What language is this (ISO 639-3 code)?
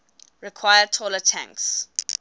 eng